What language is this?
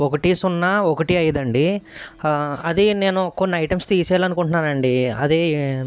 Telugu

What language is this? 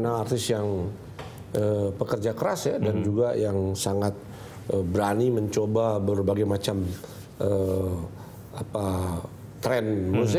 Indonesian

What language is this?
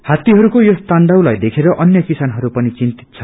Nepali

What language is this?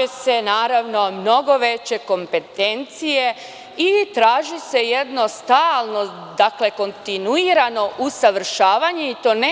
Serbian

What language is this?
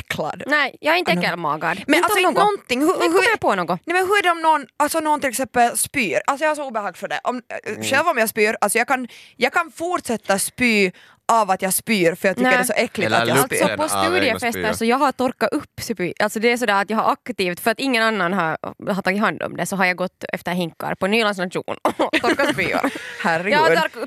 Swedish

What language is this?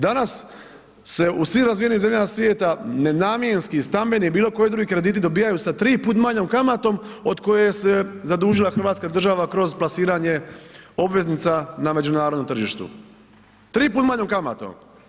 Croatian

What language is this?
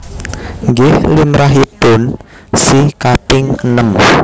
Javanese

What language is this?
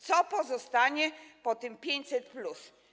Polish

